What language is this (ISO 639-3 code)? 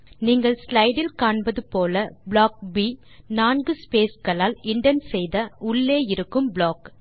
tam